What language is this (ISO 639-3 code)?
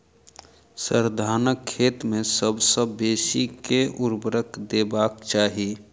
mai